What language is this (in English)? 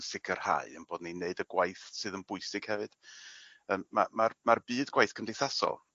Welsh